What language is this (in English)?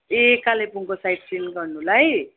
Nepali